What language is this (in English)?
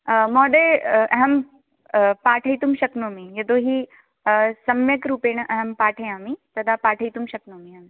Sanskrit